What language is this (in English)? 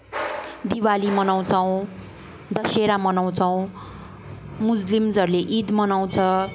Nepali